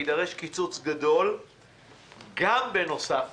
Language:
Hebrew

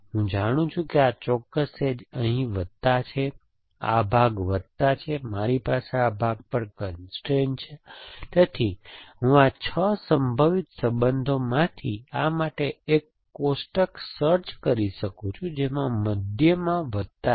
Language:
Gujarati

